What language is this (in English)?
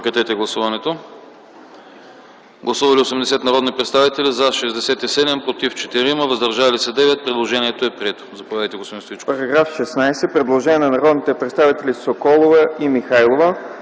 Bulgarian